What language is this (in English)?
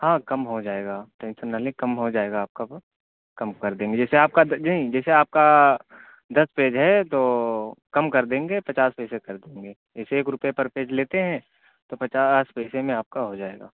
Urdu